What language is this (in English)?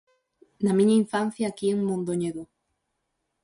Galician